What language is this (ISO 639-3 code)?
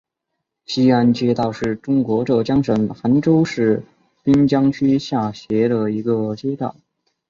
zho